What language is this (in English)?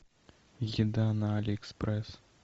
Russian